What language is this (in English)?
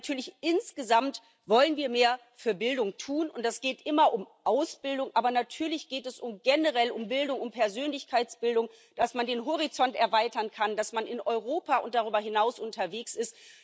German